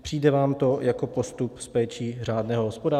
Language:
Czech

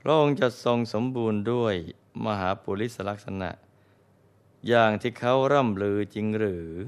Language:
Thai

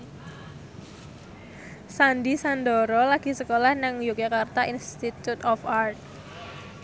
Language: Javanese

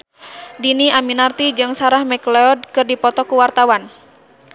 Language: Sundanese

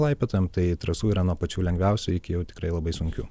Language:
Lithuanian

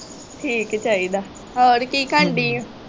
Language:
Punjabi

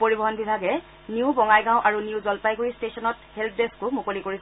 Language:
Assamese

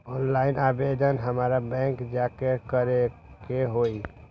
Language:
Magahi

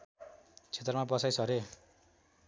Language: Nepali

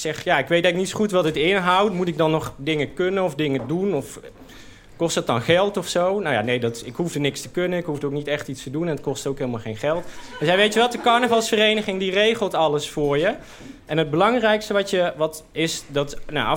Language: Dutch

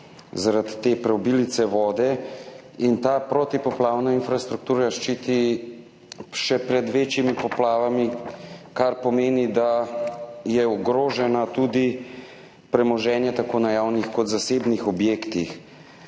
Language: Slovenian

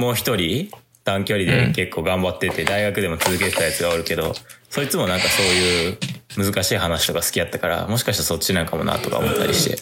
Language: Japanese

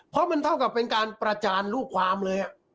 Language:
Thai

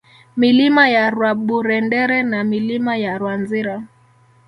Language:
Swahili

